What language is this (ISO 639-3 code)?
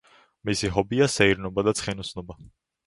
kat